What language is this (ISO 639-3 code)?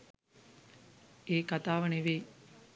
sin